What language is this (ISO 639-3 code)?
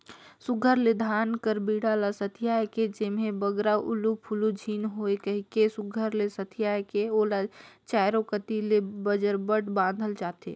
hne